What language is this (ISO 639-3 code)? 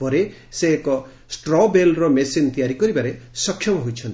ori